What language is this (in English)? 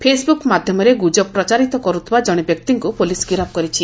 Odia